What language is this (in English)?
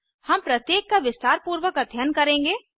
Hindi